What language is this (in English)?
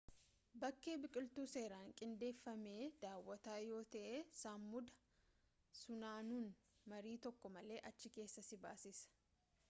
Oromo